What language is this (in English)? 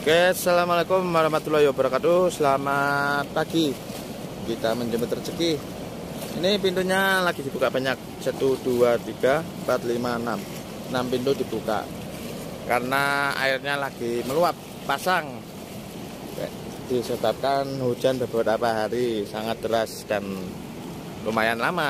Indonesian